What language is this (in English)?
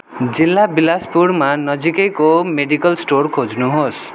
Nepali